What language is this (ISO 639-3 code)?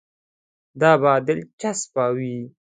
pus